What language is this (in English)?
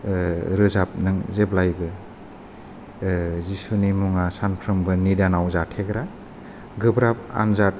Bodo